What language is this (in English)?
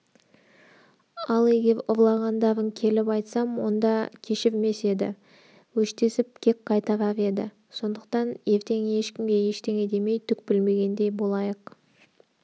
Kazakh